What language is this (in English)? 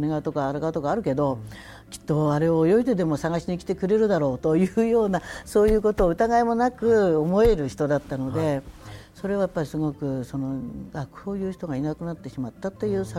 Japanese